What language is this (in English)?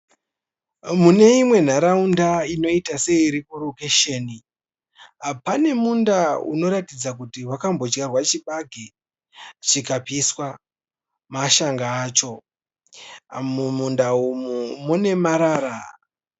Shona